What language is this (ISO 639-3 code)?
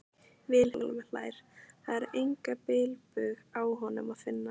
isl